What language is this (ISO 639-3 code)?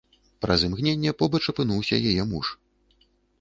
bel